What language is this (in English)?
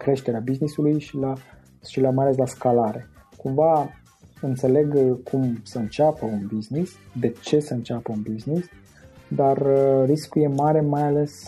Romanian